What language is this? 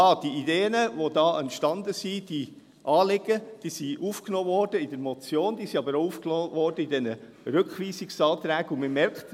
Swiss German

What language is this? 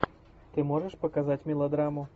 Russian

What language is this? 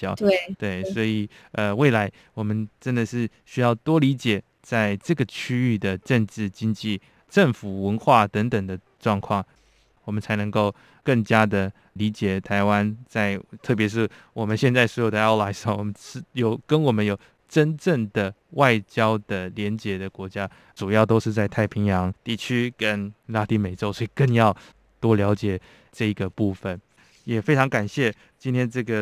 Chinese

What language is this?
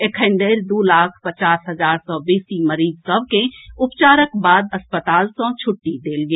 Maithili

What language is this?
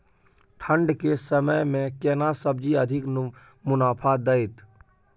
Maithili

